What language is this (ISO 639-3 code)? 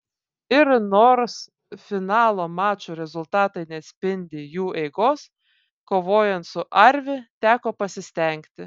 lit